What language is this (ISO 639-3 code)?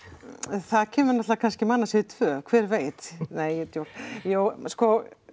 isl